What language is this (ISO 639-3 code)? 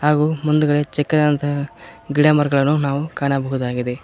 kan